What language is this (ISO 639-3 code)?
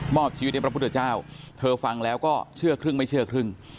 tha